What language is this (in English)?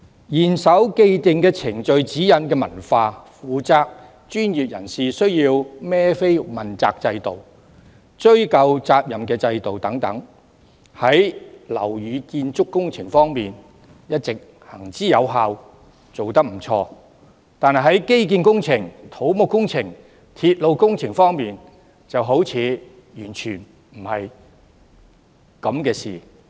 Cantonese